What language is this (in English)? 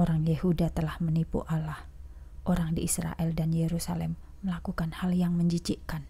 Indonesian